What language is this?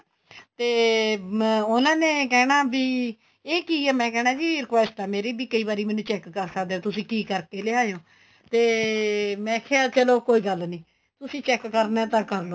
Punjabi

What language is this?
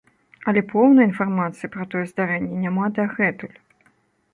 Belarusian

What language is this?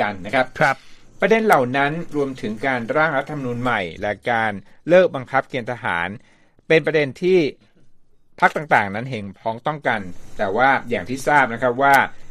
Thai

